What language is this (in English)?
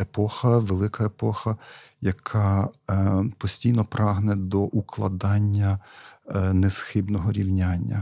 Ukrainian